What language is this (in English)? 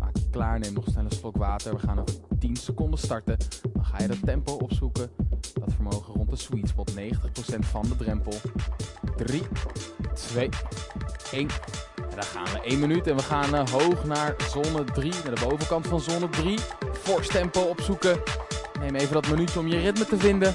Dutch